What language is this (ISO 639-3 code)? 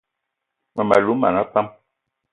eto